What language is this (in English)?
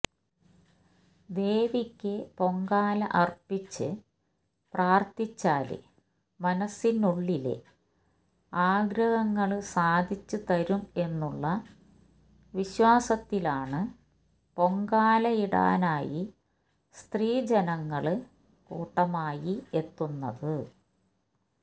Malayalam